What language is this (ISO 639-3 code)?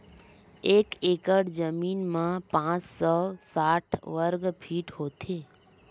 hne